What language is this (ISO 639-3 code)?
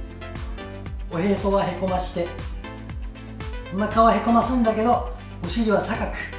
jpn